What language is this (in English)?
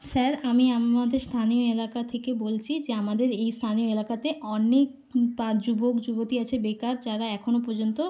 Bangla